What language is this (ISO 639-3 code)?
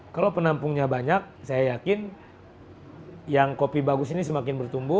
ind